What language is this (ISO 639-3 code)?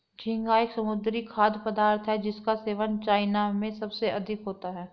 hin